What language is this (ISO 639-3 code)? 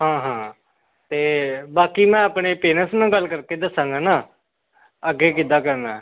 pan